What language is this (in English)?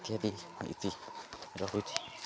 Odia